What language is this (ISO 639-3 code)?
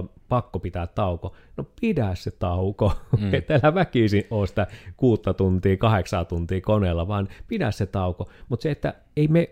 fin